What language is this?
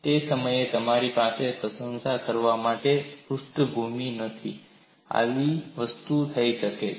Gujarati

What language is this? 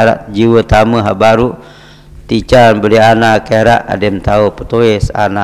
Malay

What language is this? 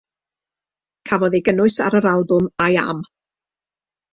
Welsh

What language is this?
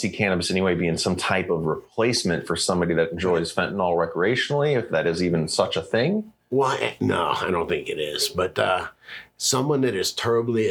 English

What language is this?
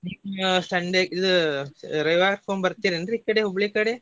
Kannada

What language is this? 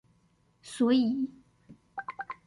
Chinese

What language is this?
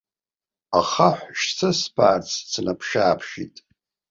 Abkhazian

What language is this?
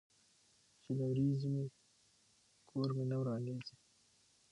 Pashto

